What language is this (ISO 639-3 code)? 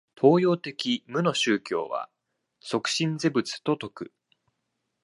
jpn